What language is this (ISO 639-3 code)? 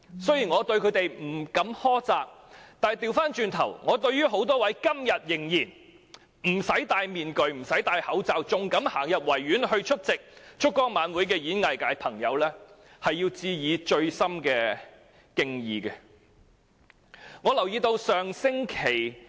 yue